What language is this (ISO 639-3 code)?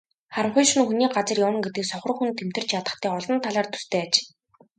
mon